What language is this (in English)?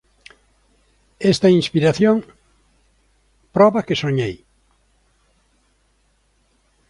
Galician